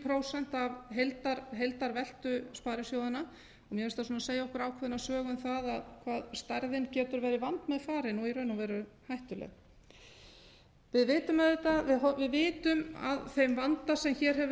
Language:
Icelandic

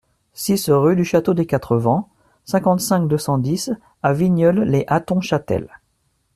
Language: French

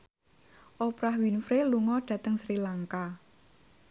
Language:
Javanese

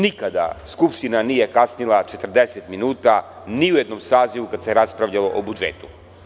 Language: Serbian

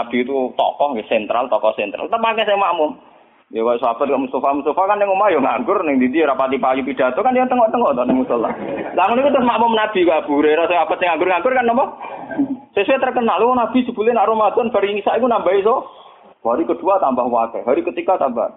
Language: Malay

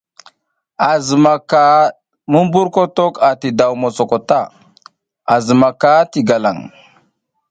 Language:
South Giziga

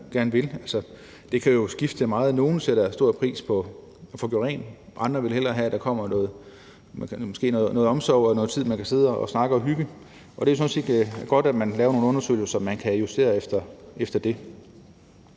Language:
Danish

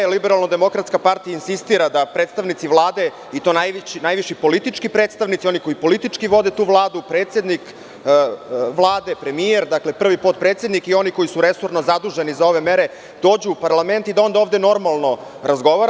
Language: Serbian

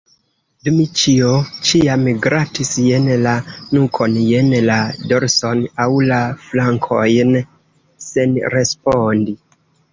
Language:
Esperanto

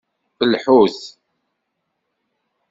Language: Kabyle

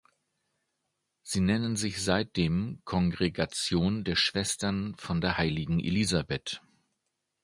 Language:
German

